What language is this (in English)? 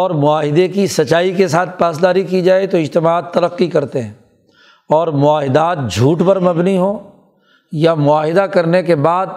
Urdu